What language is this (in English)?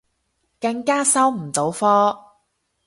Cantonese